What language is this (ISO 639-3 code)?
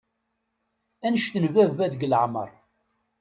kab